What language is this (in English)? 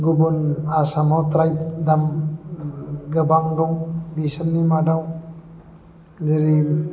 Bodo